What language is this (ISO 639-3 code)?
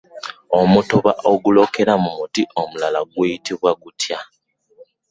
lug